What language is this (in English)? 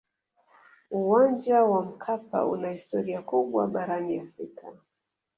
Swahili